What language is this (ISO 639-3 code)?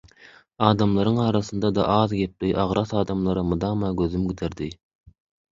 tuk